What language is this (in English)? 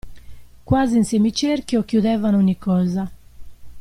Italian